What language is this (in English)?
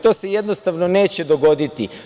Serbian